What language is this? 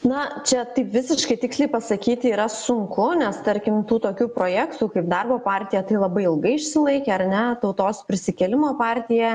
Lithuanian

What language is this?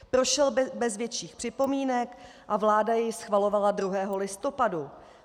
Czech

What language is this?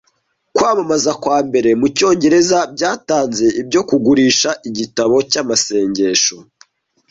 Kinyarwanda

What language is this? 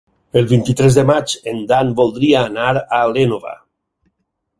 Catalan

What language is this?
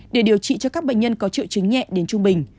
Vietnamese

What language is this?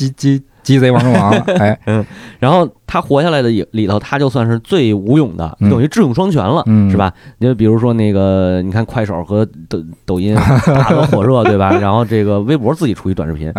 Chinese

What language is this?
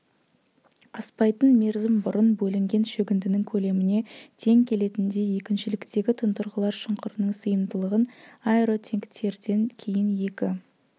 Kazakh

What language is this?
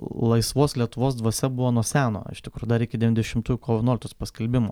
Lithuanian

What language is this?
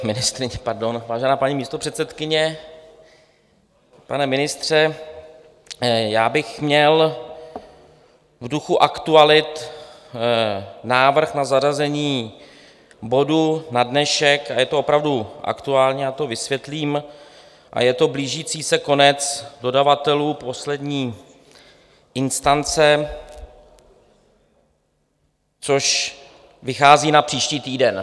Czech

